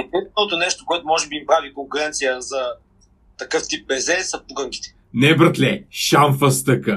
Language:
Bulgarian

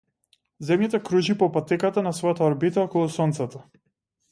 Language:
Macedonian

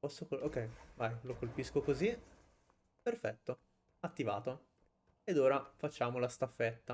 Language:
Italian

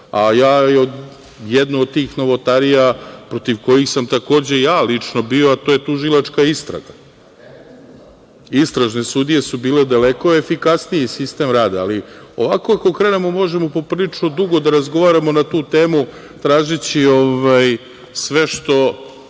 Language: Serbian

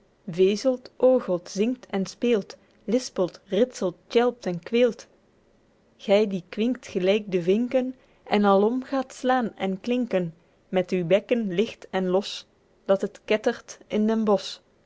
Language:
Dutch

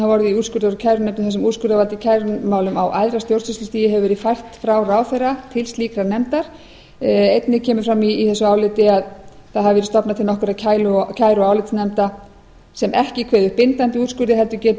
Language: Icelandic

